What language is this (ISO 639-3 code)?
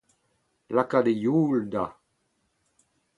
bre